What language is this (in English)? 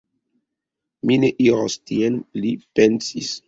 Esperanto